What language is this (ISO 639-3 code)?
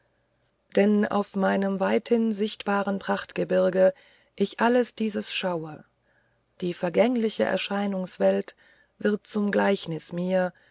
deu